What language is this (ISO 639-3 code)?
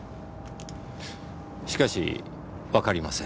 jpn